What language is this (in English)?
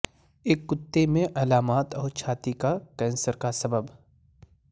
Urdu